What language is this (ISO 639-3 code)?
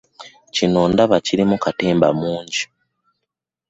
lug